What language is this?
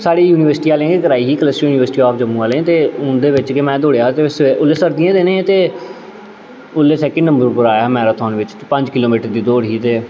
Dogri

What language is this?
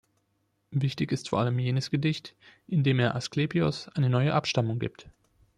German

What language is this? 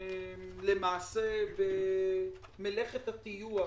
Hebrew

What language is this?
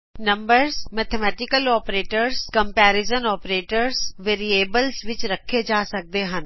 Punjabi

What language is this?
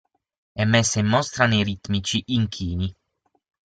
Italian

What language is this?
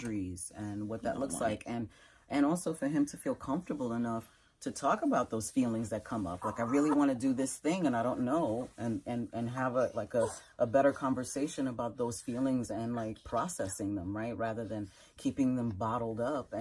English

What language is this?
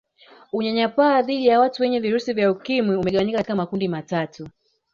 Swahili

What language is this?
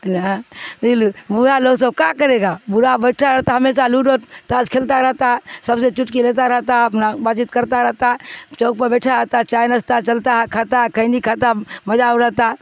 Urdu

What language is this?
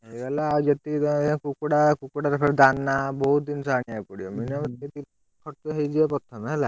Odia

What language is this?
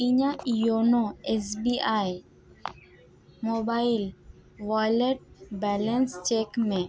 Santali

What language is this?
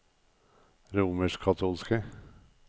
Norwegian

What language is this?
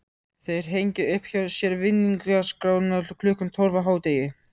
Icelandic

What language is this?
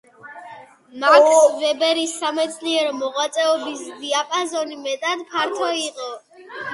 Georgian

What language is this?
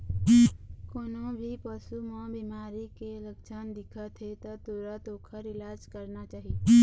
Chhattisgarhi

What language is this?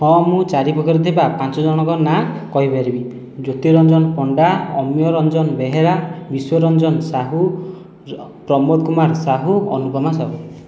Odia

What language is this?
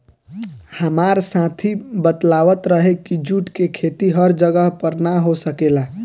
Bhojpuri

